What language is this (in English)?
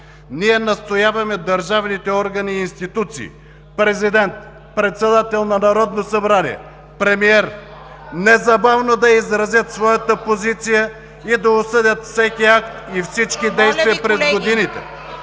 Bulgarian